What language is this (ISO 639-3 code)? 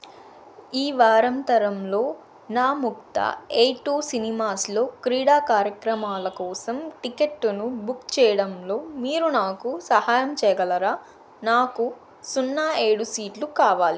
tel